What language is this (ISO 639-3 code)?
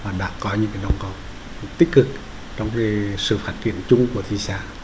vie